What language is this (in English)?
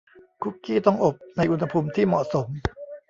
Thai